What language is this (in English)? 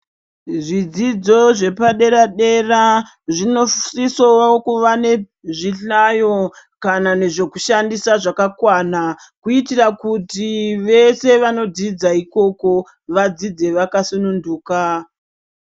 Ndau